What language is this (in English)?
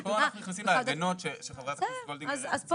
Hebrew